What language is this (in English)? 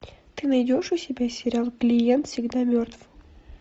Russian